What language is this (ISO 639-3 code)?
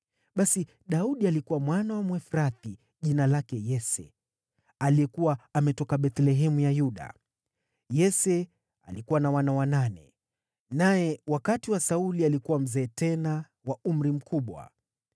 swa